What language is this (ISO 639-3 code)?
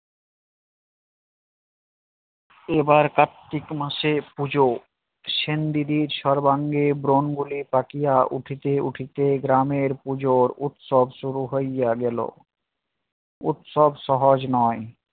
ben